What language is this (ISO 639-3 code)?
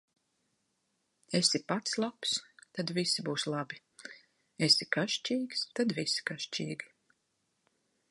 lav